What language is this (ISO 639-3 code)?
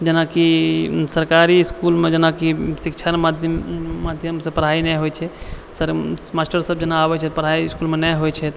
mai